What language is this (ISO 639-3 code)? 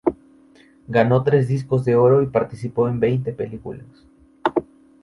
spa